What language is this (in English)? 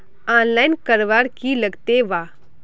Magahi